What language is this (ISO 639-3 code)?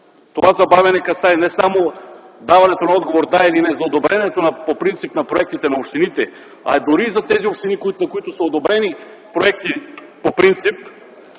bul